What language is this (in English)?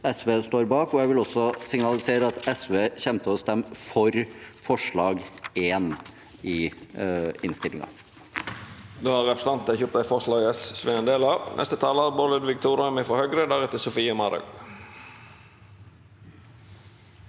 Norwegian